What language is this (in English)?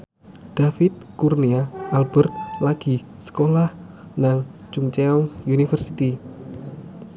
Javanese